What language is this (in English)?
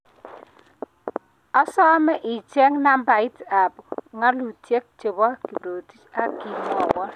Kalenjin